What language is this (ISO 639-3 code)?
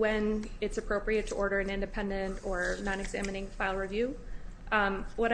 eng